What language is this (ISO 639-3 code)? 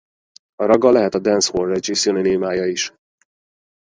hun